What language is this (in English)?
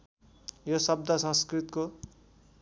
Nepali